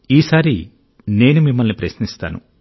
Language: Telugu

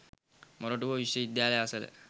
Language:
Sinhala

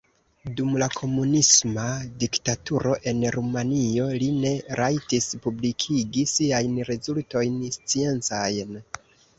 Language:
Esperanto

